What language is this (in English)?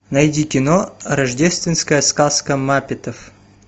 Russian